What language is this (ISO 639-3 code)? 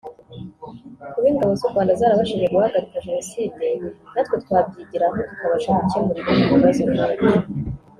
kin